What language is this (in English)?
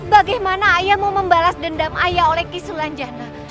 Indonesian